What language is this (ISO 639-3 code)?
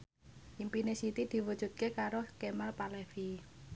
jav